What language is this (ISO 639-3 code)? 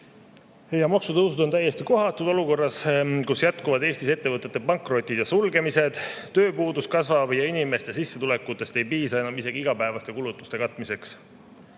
est